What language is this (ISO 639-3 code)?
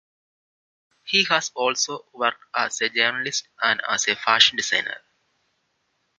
eng